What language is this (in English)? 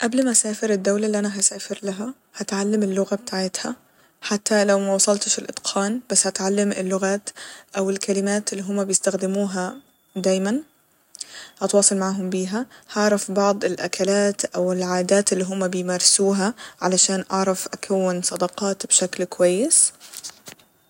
Egyptian Arabic